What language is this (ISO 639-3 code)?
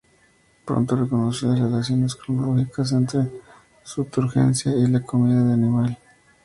spa